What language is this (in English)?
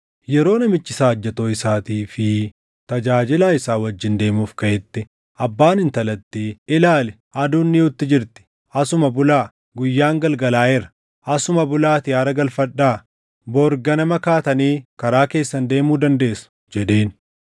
Oromo